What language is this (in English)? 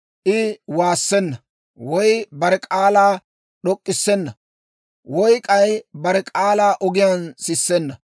Dawro